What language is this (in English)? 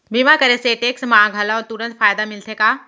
Chhattisgarhi